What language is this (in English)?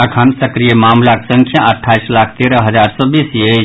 Maithili